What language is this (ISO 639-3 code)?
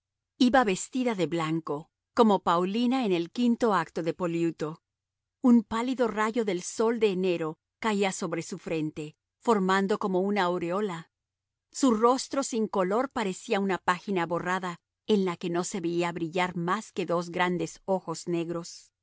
spa